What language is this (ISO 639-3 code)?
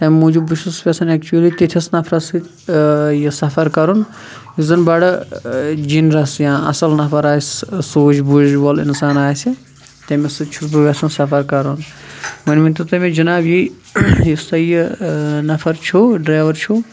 kas